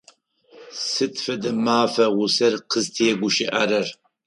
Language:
Adyghe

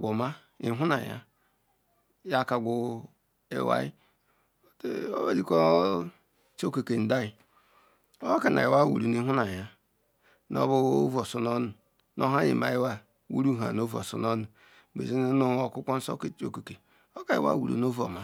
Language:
Ikwere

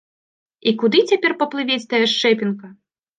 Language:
Belarusian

